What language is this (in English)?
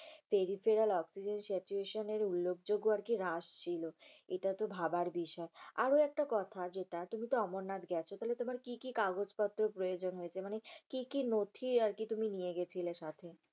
Bangla